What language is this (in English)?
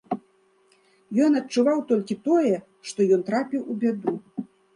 Belarusian